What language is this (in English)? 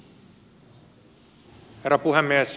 Finnish